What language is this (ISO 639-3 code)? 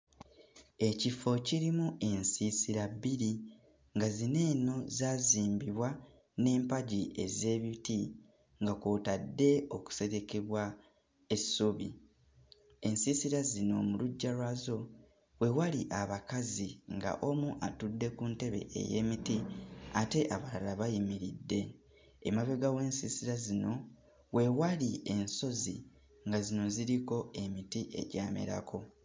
lug